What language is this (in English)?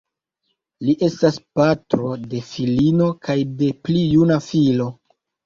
Esperanto